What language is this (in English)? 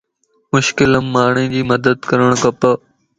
Lasi